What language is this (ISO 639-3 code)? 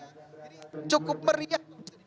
ind